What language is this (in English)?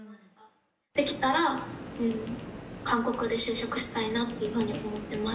Japanese